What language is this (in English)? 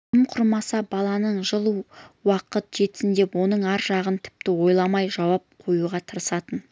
Kazakh